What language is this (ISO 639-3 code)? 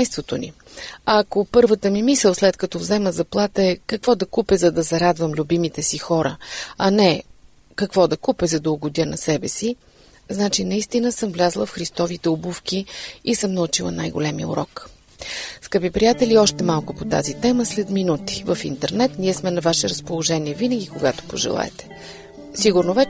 bul